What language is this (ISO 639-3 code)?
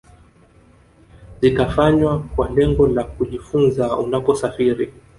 swa